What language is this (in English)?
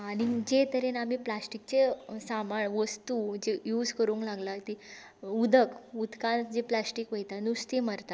Konkani